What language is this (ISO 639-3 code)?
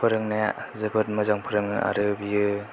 brx